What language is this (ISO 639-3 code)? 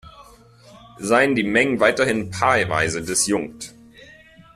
deu